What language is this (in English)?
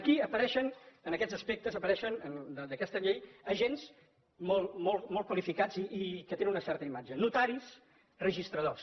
Catalan